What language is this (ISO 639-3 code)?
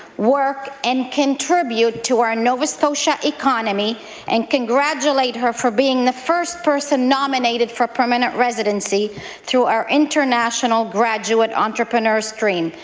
eng